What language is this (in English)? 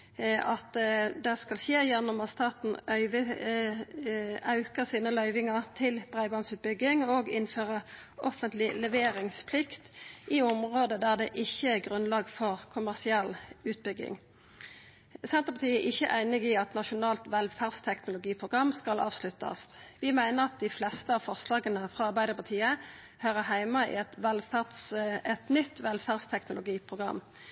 Norwegian Nynorsk